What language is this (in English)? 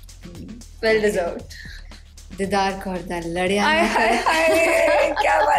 Punjabi